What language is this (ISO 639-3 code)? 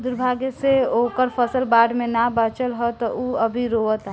bho